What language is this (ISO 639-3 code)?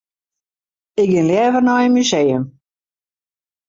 fry